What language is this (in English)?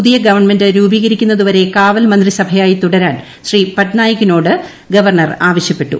Malayalam